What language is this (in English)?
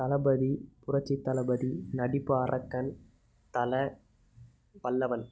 Tamil